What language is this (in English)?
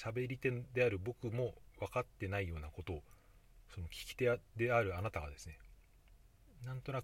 Japanese